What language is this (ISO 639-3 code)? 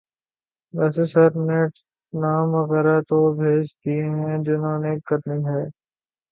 urd